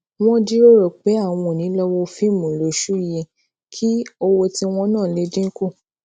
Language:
Yoruba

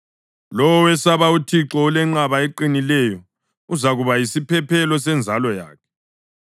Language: North Ndebele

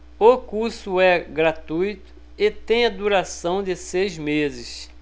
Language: Portuguese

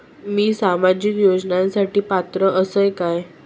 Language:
Marathi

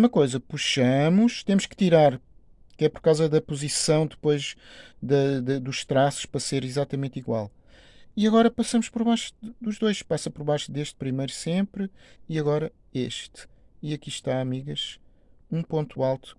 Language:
Portuguese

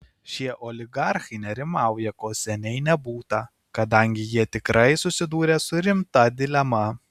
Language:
Lithuanian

